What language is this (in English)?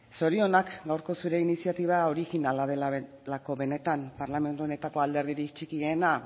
Basque